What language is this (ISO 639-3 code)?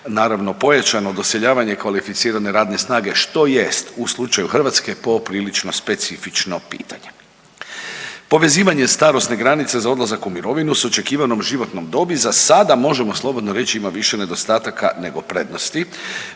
hrv